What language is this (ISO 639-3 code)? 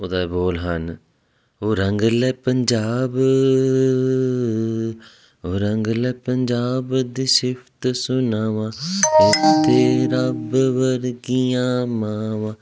pan